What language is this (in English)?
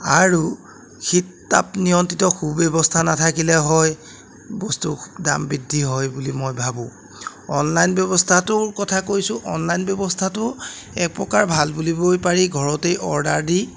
Assamese